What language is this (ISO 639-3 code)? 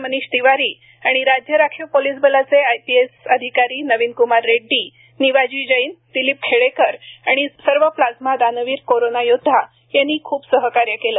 mar